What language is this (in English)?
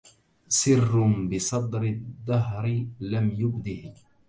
Arabic